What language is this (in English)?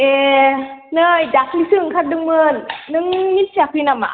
Bodo